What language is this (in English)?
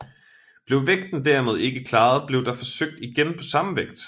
Danish